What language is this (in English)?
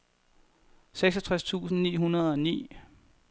Danish